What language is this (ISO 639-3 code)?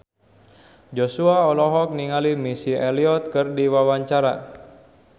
sun